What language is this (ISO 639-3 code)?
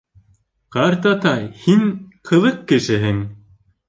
bak